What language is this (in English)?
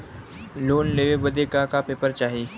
Bhojpuri